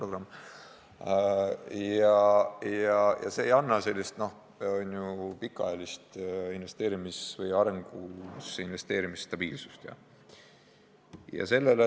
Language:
Estonian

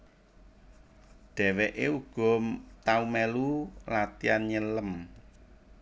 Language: Javanese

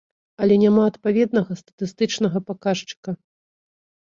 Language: Belarusian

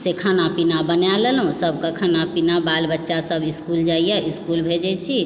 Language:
Maithili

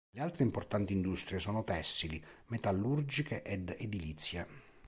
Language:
Italian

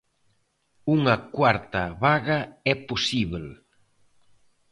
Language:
Galician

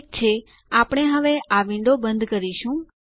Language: Gujarati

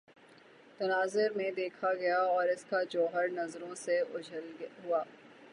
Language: Urdu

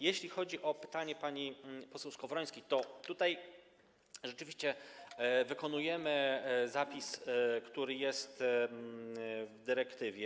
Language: Polish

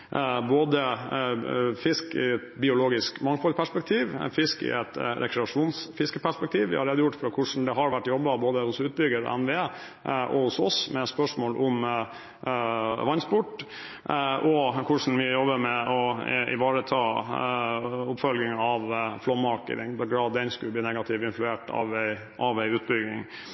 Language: Norwegian Bokmål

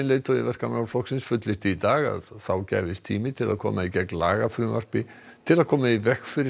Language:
Icelandic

